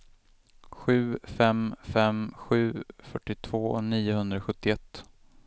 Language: Swedish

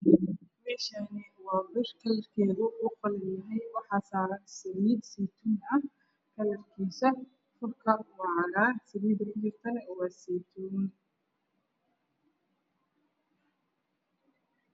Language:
Somali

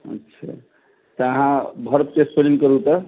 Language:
Maithili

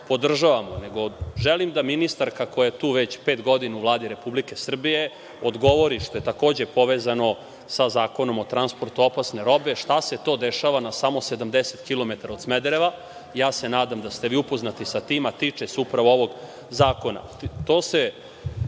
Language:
Serbian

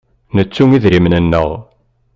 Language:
Kabyle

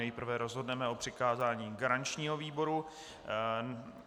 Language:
Czech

